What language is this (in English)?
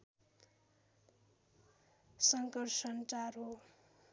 Nepali